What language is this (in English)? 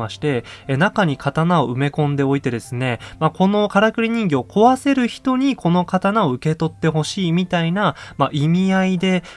Japanese